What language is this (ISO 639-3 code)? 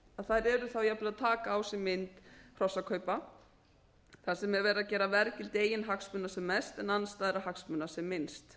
isl